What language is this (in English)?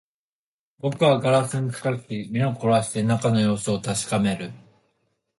Japanese